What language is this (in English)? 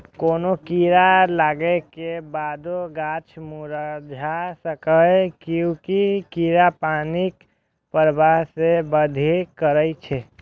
Maithili